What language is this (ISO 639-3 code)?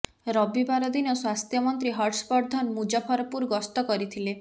ori